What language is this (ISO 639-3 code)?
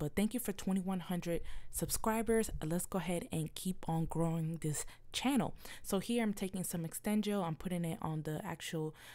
eng